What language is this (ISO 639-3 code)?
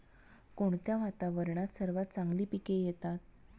mar